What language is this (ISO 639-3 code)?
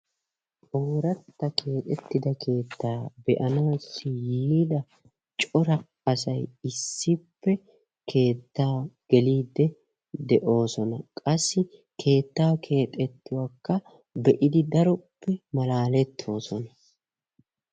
wal